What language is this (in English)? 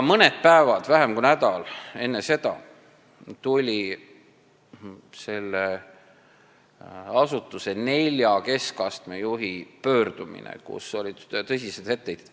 Estonian